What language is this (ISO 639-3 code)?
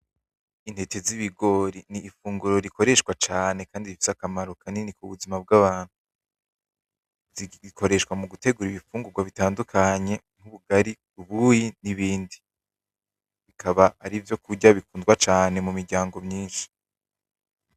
run